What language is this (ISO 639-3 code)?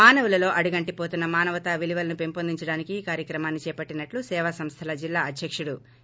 tel